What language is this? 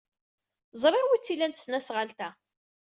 Kabyle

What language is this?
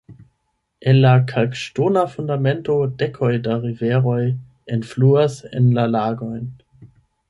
Esperanto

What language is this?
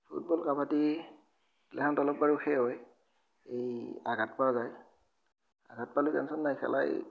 Assamese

